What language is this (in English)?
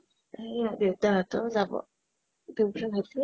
Assamese